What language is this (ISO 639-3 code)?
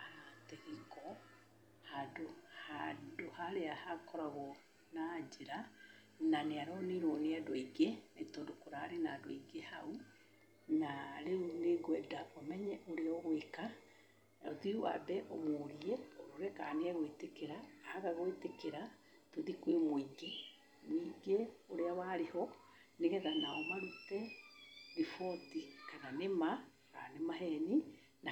kik